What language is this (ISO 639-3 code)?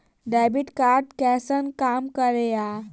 mai